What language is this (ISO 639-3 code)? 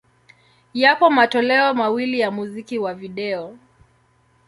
swa